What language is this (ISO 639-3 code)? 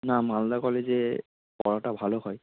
ben